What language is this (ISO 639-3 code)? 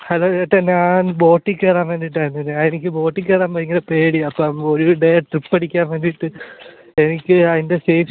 mal